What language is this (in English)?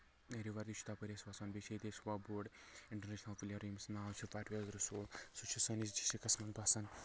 Kashmiri